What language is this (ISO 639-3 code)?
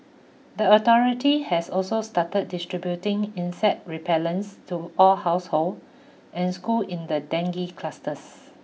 eng